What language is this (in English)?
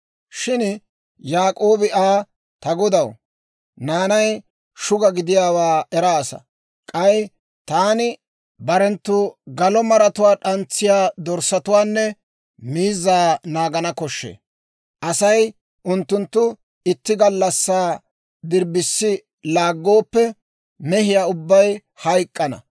Dawro